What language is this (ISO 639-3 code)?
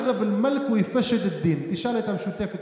heb